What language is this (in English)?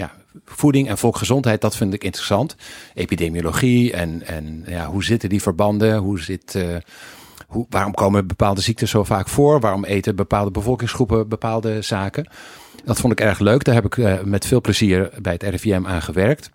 Dutch